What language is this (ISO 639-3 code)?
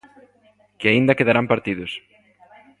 glg